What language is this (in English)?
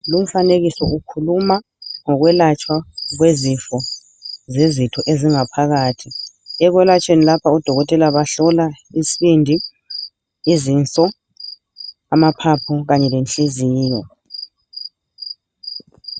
North Ndebele